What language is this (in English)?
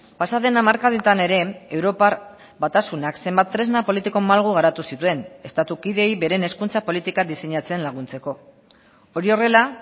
Basque